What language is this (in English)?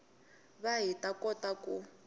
Tsonga